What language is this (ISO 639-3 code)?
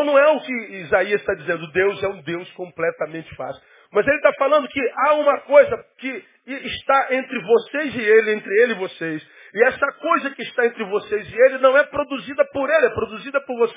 por